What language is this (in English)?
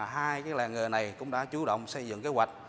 Vietnamese